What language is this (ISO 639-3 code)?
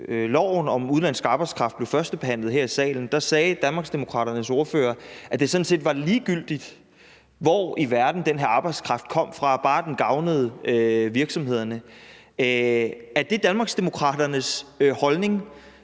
dan